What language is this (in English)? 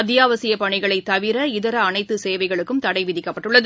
Tamil